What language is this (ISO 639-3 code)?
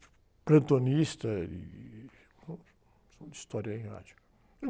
por